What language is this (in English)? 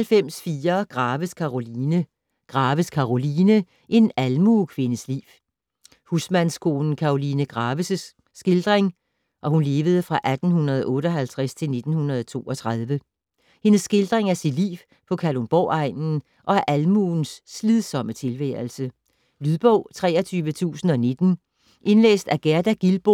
Danish